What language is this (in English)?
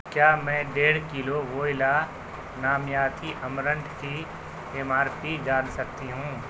Urdu